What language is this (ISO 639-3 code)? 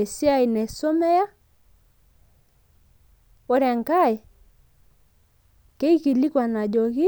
mas